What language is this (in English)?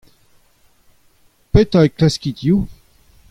Breton